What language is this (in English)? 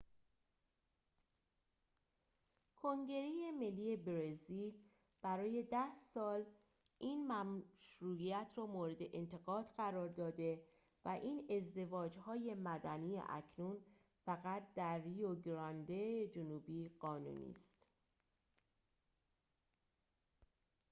Persian